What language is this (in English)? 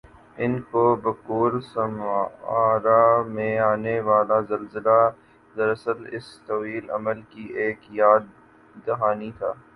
Urdu